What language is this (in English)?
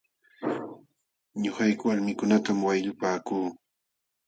Jauja Wanca Quechua